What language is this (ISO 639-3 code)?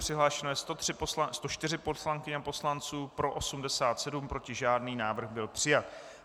ces